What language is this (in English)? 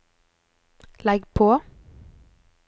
Norwegian